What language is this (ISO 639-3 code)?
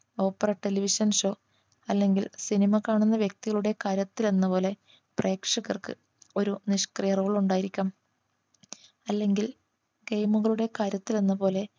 mal